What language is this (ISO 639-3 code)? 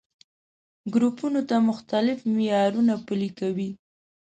pus